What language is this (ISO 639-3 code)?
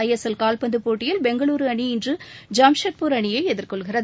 tam